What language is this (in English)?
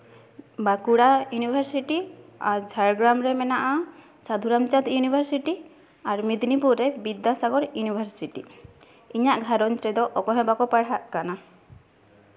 Santali